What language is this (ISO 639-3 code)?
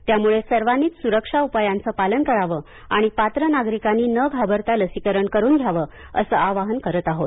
mar